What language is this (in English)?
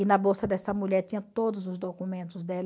Portuguese